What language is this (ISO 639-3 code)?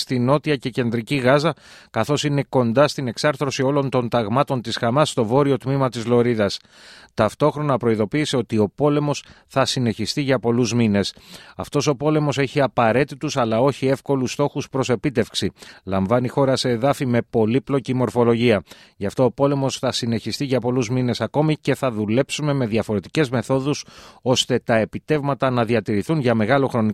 ell